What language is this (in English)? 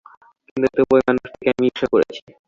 Bangla